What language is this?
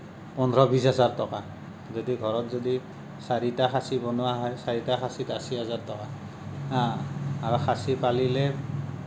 Assamese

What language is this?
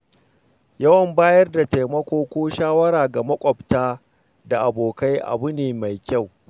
Hausa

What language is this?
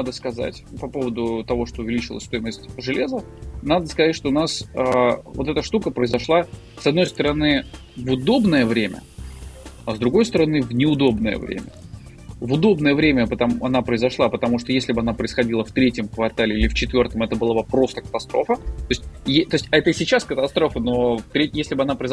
Russian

